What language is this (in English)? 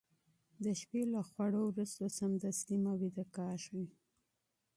Pashto